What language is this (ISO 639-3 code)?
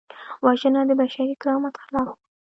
pus